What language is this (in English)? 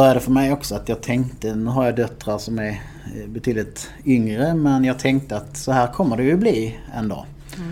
Swedish